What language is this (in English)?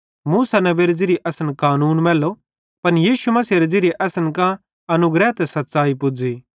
Bhadrawahi